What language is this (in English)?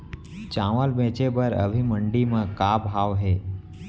Chhattisgarhi